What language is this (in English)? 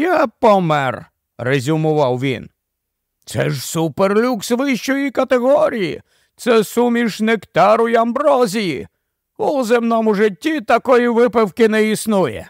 Ukrainian